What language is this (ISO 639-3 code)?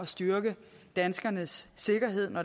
dan